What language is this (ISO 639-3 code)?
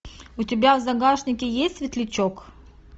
rus